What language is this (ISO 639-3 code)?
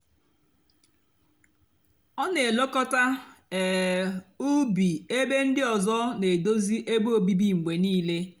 ibo